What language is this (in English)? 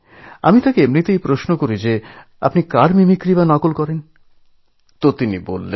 Bangla